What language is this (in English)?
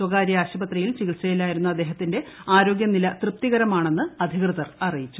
Malayalam